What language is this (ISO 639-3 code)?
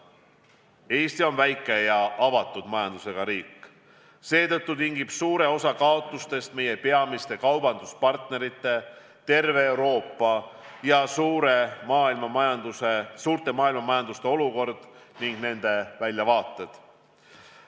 est